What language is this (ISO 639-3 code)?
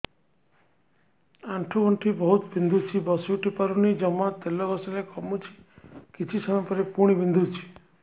ori